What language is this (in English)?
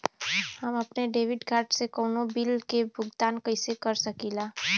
Bhojpuri